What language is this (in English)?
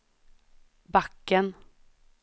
Swedish